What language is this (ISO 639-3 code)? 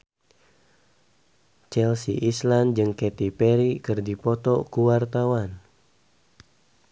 sun